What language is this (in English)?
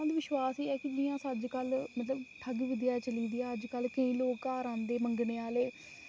Dogri